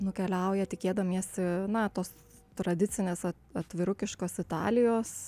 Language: Lithuanian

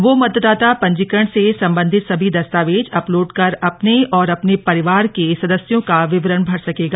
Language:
Hindi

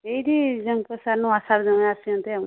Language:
Odia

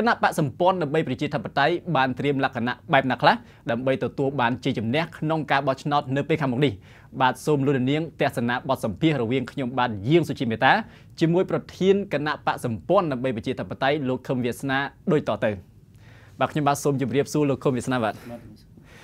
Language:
Thai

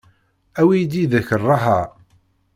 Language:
Kabyle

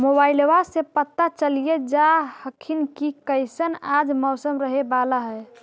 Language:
Magahi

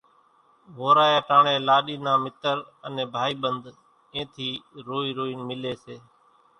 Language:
Kachi Koli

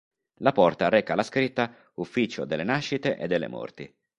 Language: Italian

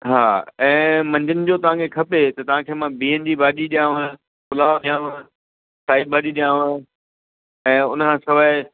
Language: Sindhi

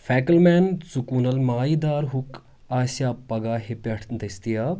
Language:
Kashmiri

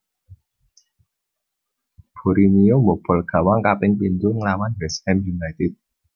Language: Javanese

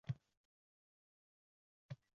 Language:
Uzbek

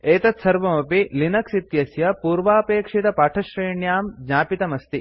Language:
Sanskrit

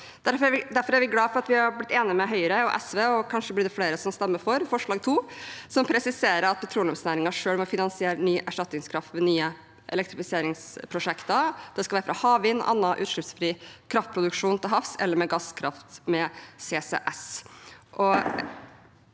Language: Norwegian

